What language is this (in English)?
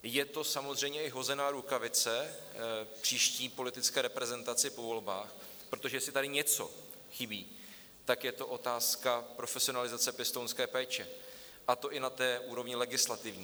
Czech